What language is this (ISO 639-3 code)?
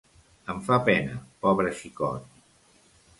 cat